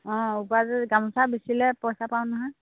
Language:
Assamese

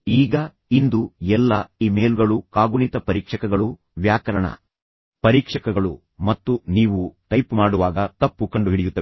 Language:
Kannada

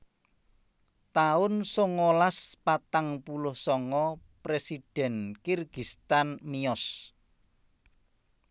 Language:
Javanese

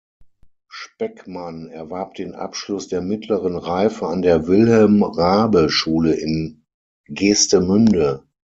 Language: German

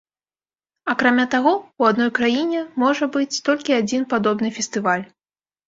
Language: Belarusian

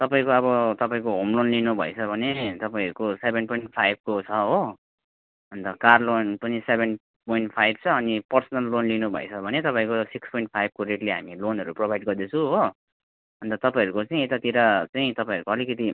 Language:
Nepali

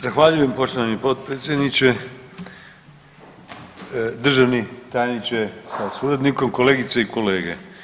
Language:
Croatian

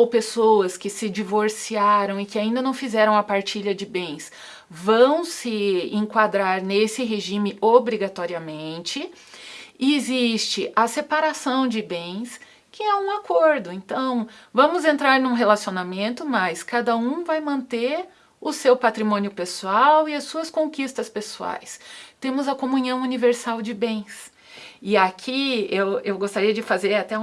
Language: Portuguese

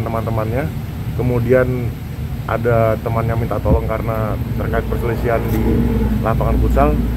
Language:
Indonesian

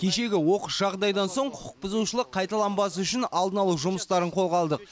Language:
Kazakh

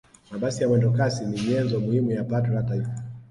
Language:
Swahili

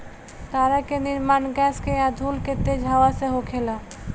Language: Bhojpuri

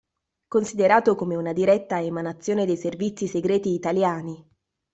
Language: Italian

